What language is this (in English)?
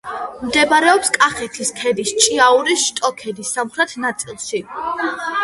Georgian